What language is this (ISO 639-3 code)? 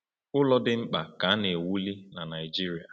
ibo